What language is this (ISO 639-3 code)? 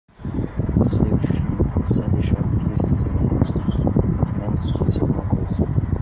por